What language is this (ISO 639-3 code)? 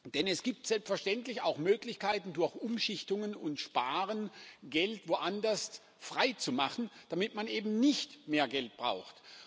deu